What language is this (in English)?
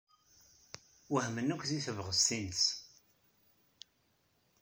Kabyle